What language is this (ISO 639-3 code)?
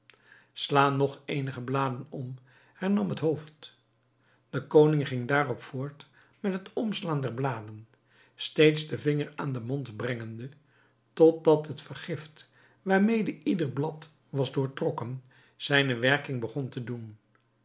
nld